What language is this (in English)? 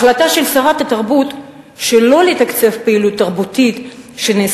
Hebrew